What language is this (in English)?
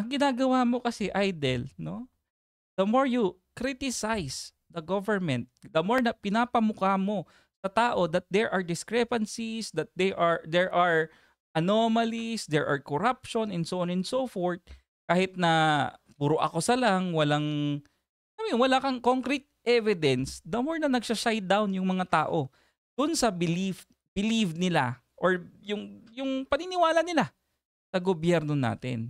Filipino